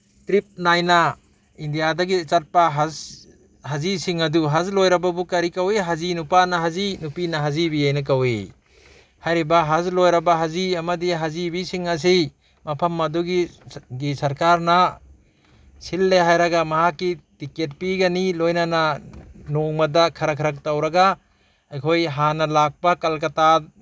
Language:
Manipuri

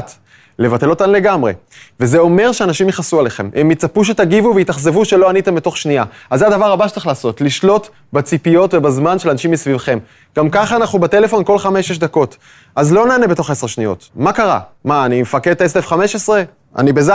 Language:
Hebrew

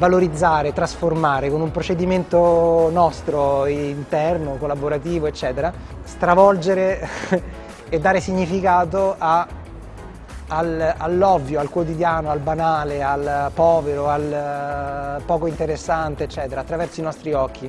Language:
Italian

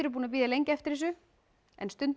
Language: Icelandic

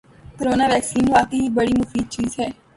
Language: Urdu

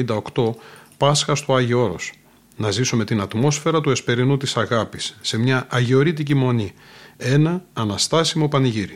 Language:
Greek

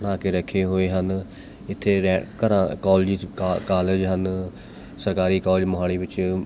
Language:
Punjabi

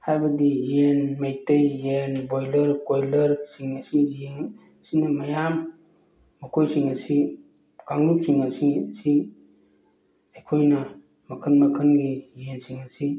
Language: Manipuri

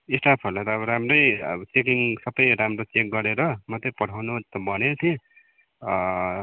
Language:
Nepali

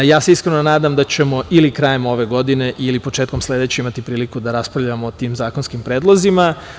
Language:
Serbian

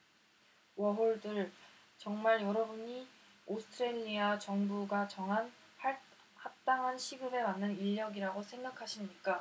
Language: Korean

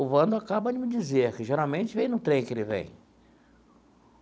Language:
Portuguese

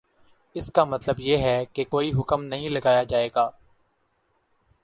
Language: Urdu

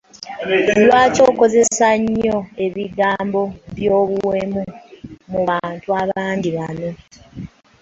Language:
Ganda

